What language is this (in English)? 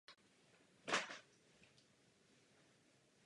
Czech